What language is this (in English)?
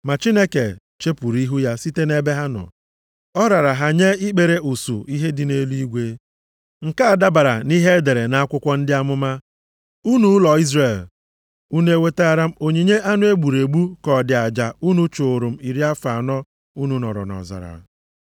Igbo